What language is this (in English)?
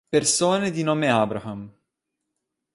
Italian